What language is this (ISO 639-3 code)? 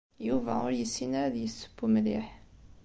kab